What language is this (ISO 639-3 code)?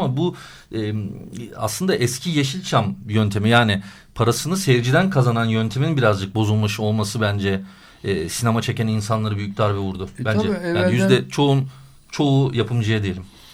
tur